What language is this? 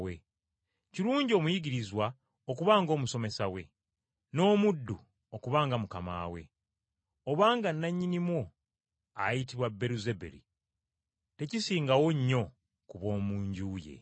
Ganda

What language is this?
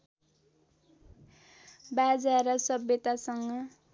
Nepali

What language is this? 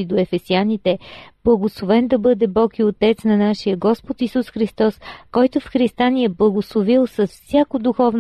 Bulgarian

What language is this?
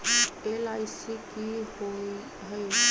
Magahi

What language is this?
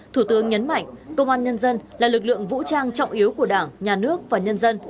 Vietnamese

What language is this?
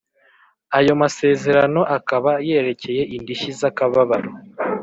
Kinyarwanda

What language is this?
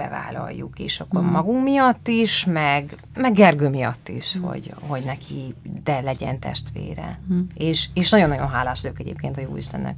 Hungarian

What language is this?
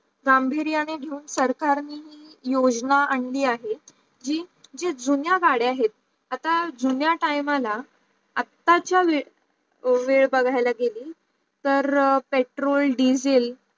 Marathi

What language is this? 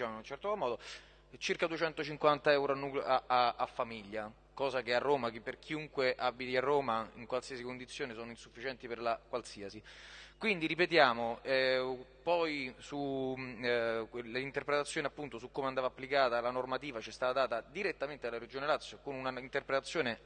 Italian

